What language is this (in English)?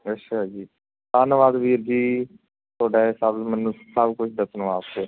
Punjabi